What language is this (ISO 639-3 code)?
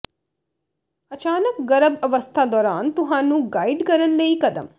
pan